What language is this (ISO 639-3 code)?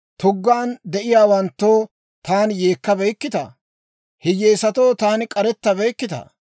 dwr